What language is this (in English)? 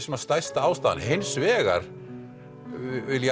Icelandic